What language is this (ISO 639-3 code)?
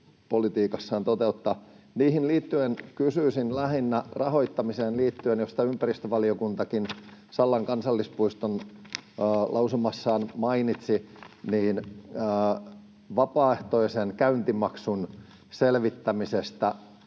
fin